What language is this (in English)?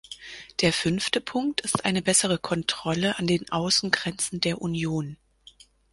German